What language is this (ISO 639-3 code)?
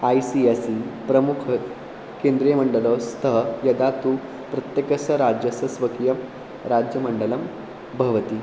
san